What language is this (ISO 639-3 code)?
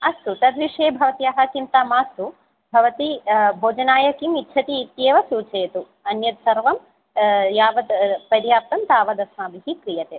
san